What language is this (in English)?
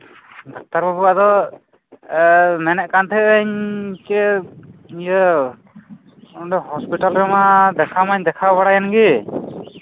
Santali